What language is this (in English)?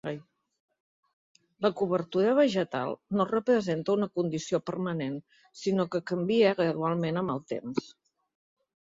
Catalan